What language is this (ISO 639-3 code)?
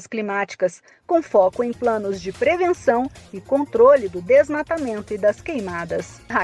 por